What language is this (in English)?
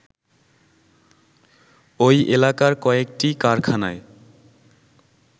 Bangla